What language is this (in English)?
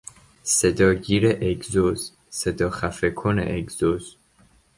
Persian